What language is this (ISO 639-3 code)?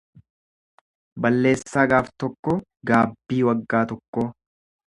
orm